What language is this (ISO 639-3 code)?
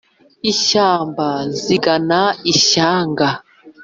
kin